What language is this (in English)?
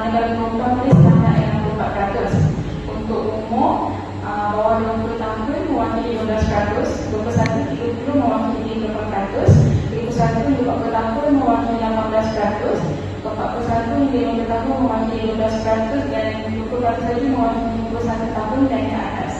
Malay